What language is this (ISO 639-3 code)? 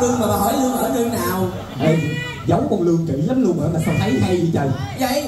vie